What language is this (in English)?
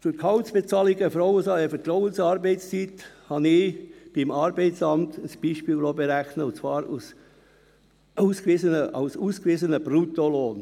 Swiss German